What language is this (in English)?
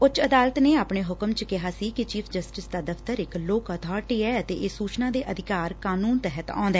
Punjabi